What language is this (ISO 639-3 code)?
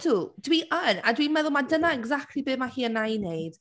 cym